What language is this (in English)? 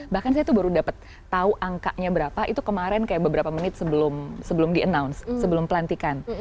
Indonesian